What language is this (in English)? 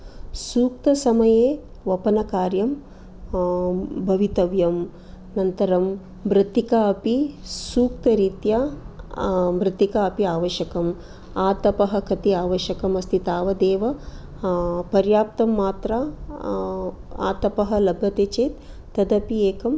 Sanskrit